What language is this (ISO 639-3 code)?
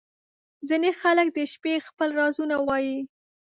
pus